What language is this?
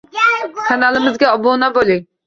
Uzbek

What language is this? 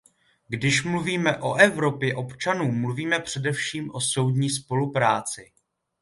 Czech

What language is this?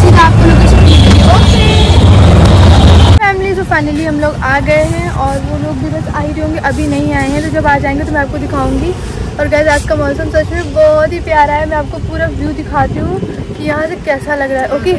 Hindi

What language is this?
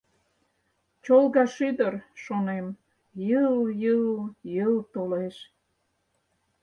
Mari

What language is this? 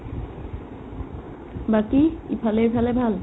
Assamese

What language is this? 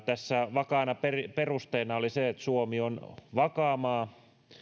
Finnish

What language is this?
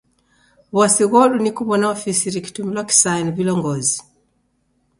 Taita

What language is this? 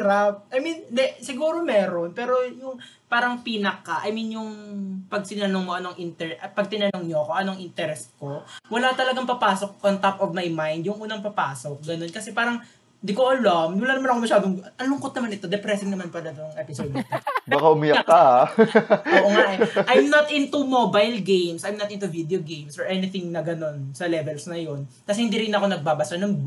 Filipino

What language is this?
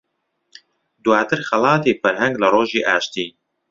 Central Kurdish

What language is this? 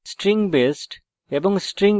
Bangla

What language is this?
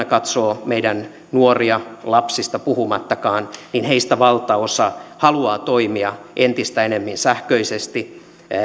Finnish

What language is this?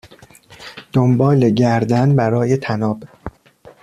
Persian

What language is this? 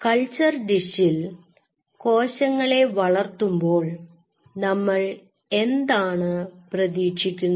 Malayalam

